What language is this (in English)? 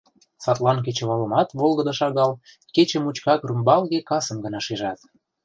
Mari